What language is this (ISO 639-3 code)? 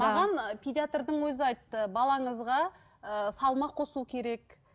kaz